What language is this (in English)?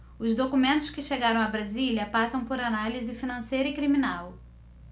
Portuguese